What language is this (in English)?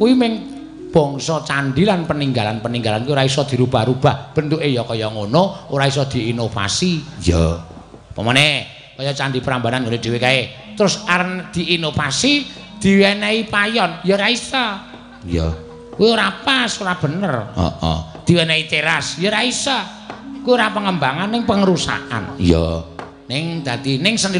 Indonesian